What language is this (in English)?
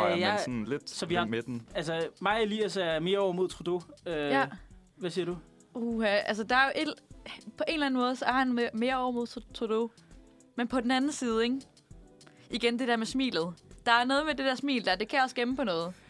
Danish